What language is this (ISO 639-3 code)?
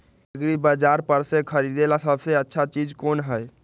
mag